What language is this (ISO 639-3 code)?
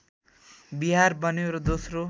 nep